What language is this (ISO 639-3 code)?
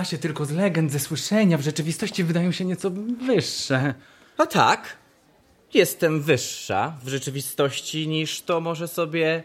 pol